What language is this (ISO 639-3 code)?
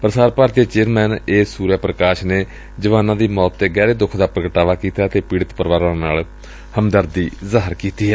pan